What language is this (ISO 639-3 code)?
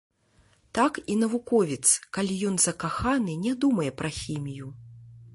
bel